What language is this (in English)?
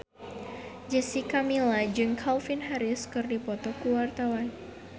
Sundanese